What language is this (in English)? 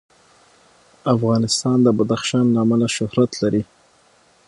Pashto